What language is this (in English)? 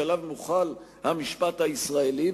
Hebrew